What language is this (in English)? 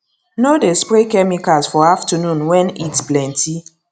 Nigerian Pidgin